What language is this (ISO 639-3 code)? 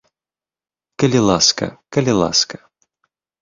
bel